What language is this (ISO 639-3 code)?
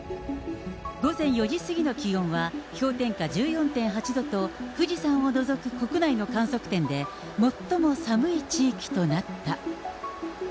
jpn